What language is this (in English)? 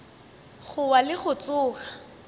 Northern Sotho